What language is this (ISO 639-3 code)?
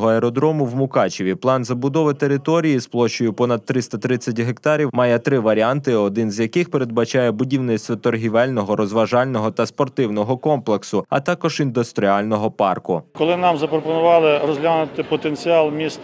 ukr